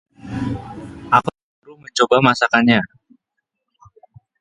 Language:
Indonesian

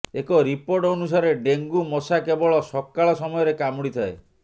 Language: Odia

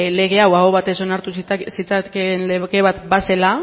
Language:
Basque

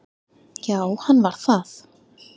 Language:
Icelandic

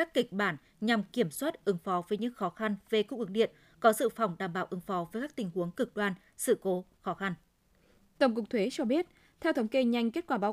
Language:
Vietnamese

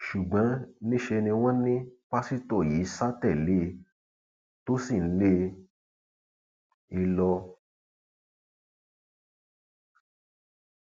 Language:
Yoruba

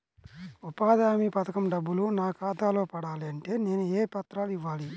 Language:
Telugu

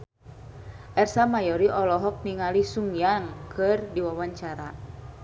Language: Sundanese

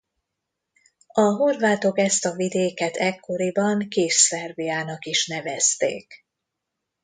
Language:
Hungarian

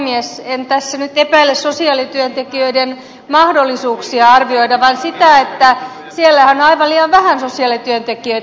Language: Finnish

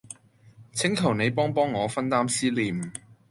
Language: Cantonese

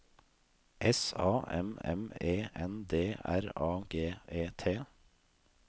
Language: Norwegian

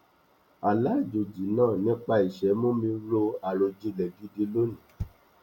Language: Yoruba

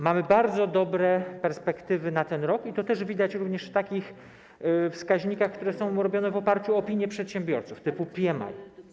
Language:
Polish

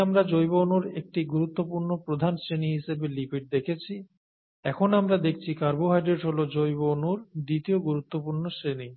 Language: Bangla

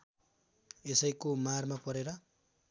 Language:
Nepali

